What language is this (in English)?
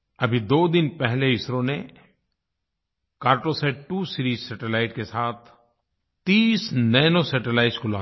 Hindi